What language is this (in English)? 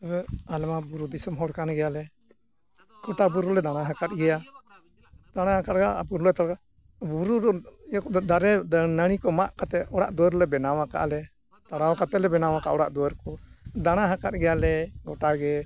Santali